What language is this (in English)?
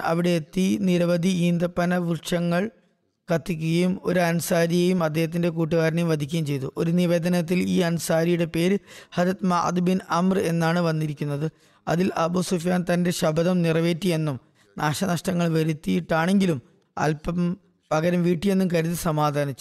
Malayalam